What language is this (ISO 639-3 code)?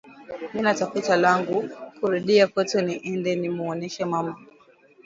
swa